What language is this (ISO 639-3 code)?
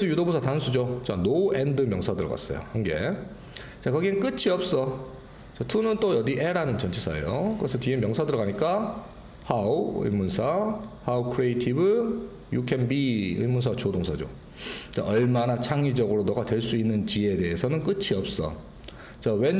kor